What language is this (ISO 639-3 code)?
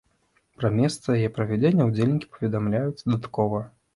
bel